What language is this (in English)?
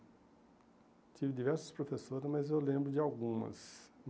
Portuguese